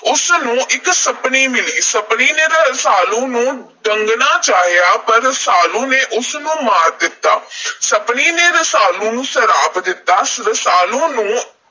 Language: Punjabi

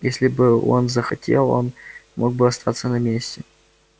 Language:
Russian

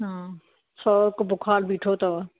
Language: Sindhi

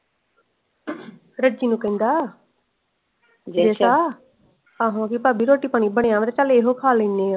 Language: Punjabi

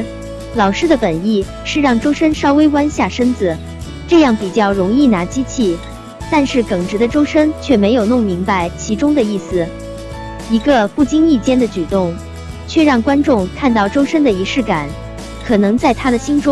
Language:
Chinese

